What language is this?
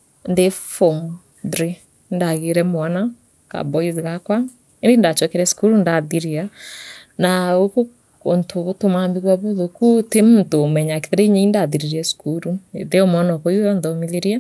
Meru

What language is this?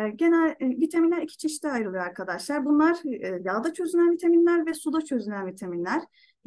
Turkish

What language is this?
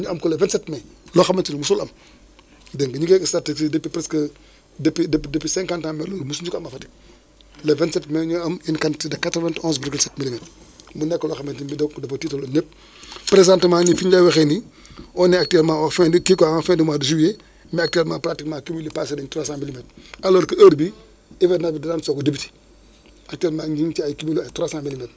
Wolof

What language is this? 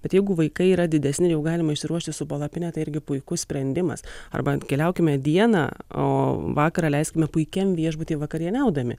Lithuanian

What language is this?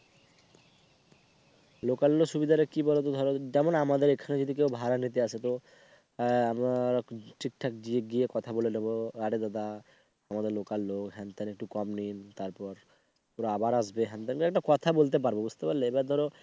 Bangla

